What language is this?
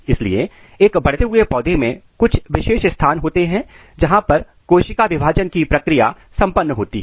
Hindi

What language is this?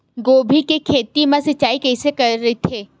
Chhattisgarhi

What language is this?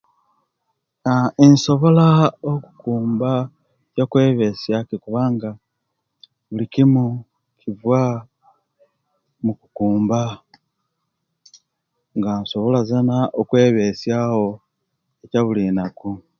Kenyi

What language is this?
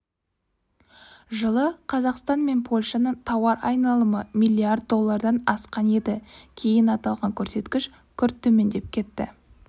Kazakh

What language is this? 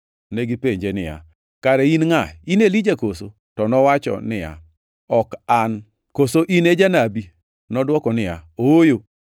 Luo (Kenya and Tanzania)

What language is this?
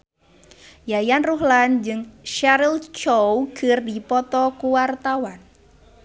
Sundanese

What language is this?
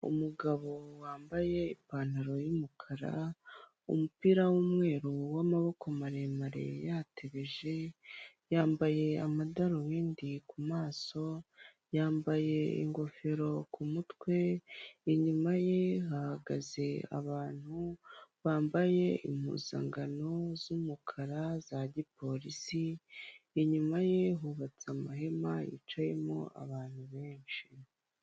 Kinyarwanda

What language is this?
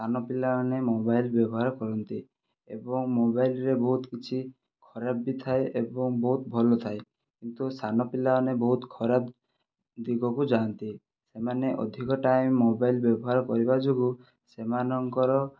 Odia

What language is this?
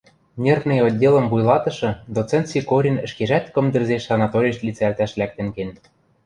Western Mari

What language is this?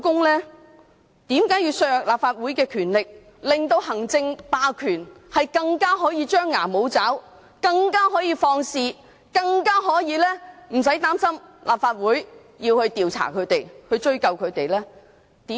Cantonese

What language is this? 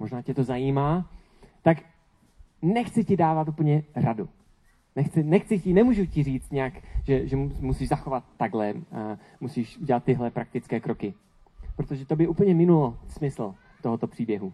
Czech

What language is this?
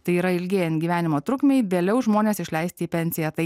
Lithuanian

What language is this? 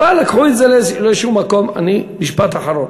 Hebrew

